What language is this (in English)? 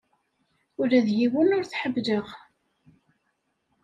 Kabyle